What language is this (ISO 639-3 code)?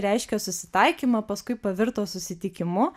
lit